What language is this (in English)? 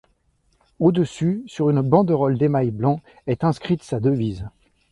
French